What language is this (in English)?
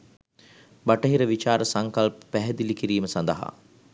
Sinhala